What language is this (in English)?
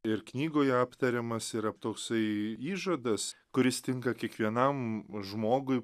Lithuanian